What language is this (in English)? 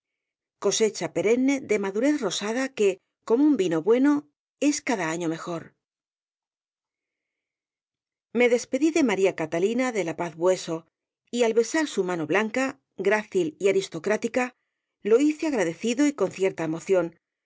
Spanish